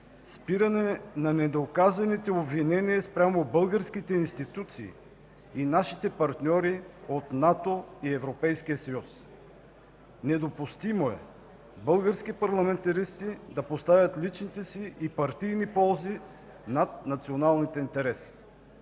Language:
Bulgarian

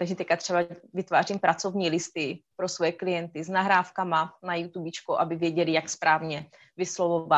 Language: Czech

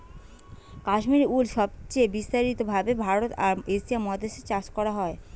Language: Bangla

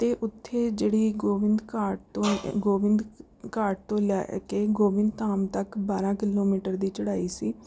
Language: Punjabi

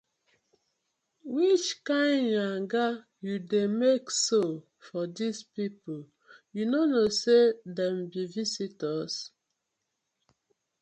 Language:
Nigerian Pidgin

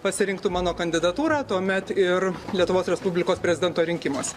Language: Lithuanian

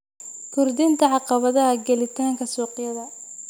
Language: Somali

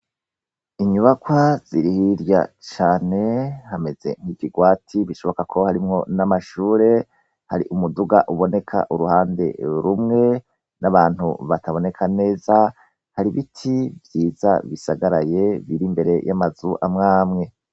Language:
Rundi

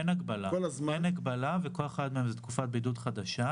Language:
Hebrew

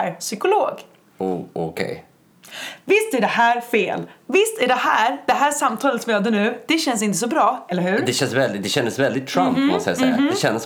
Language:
Swedish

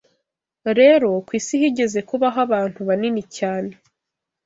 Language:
Kinyarwanda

